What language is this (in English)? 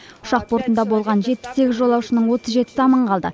Kazakh